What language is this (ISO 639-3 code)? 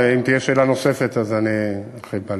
heb